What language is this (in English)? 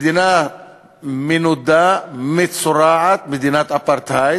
Hebrew